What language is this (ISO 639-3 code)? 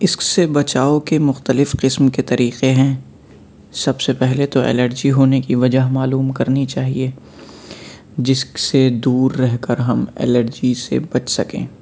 urd